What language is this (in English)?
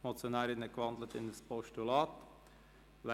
Swiss German